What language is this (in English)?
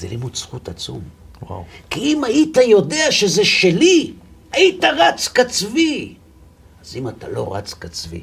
Hebrew